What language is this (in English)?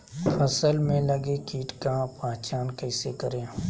Magahi